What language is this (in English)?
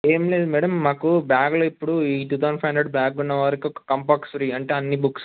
Telugu